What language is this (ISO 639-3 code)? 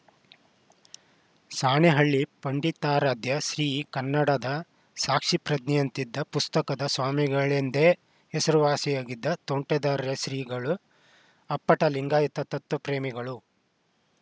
kan